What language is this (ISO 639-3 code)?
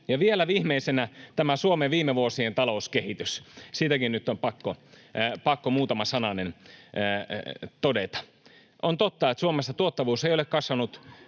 fin